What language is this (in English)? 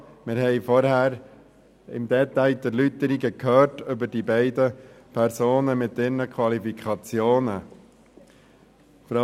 Swiss German